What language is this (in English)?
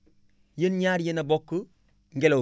Wolof